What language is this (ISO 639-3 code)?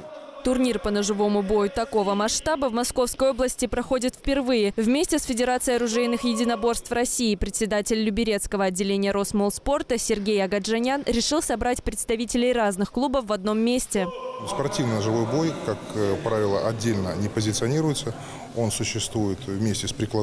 rus